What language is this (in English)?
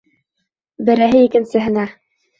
Bashkir